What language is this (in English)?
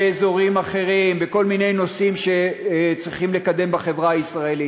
Hebrew